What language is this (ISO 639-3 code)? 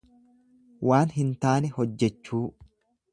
orm